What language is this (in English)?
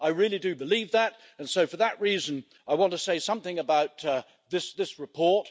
English